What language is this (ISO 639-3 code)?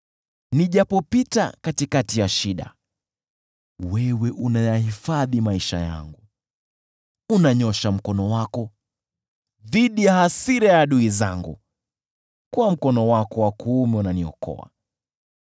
swa